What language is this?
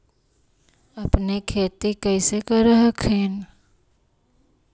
Magahi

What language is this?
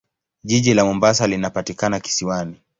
Swahili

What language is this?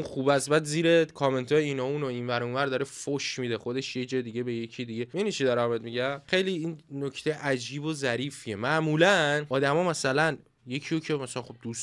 Persian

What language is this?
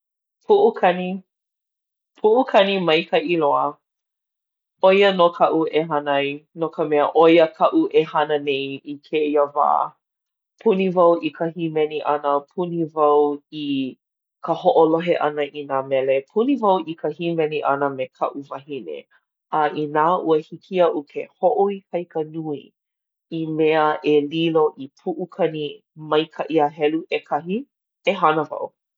Hawaiian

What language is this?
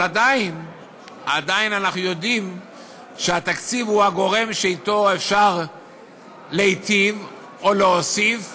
Hebrew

